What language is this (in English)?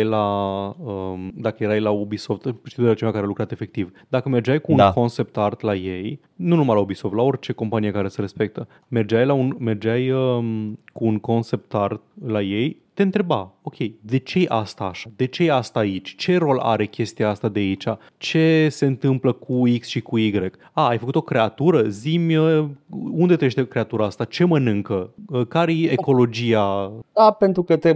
Romanian